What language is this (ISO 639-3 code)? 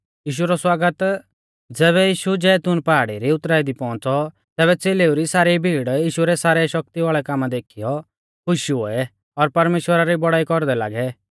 bfz